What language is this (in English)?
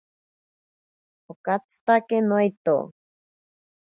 Ashéninka Perené